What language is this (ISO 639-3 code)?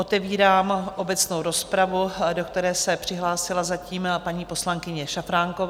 ces